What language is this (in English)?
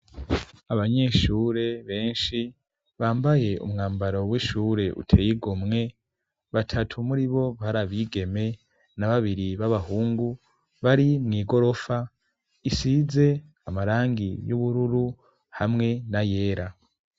Rundi